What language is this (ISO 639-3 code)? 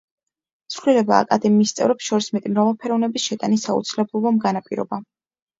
kat